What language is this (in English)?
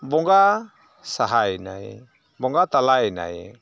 Santali